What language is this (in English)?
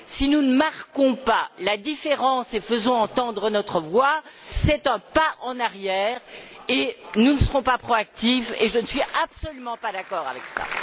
French